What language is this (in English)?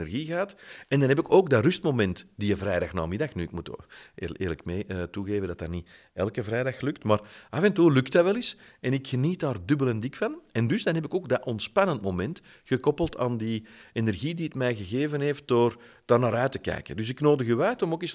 Dutch